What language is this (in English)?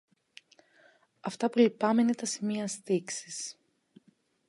Greek